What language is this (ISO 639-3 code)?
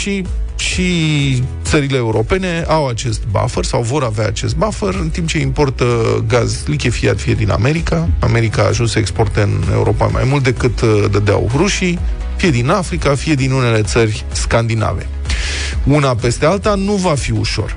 ron